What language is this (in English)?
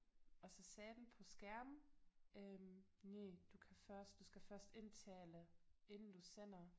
Danish